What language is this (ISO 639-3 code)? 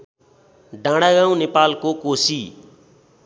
nep